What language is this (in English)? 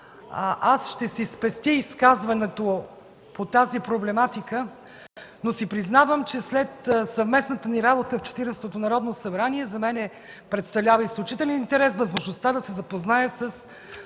Bulgarian